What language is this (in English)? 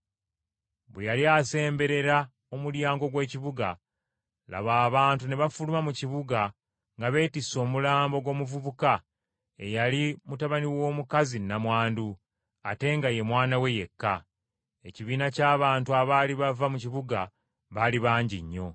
Ganda